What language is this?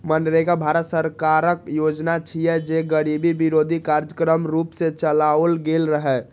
Maithili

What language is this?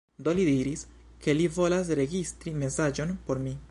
Esperanto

